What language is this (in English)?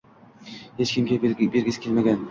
Uzbek